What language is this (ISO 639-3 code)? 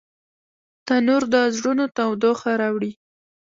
pus